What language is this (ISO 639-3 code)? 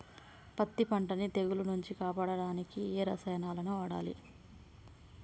tel